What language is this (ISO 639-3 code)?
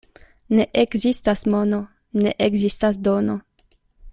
epo